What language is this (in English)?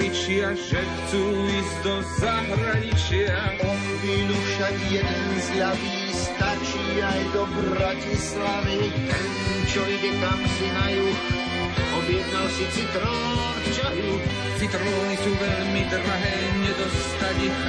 Slovak